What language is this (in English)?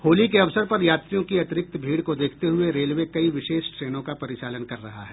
Hindi